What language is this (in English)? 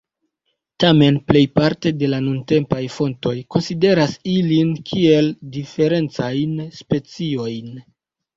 Esperanto